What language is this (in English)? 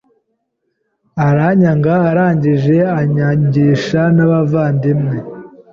Kinyarwanda